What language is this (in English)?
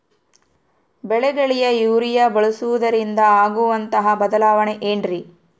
Kannada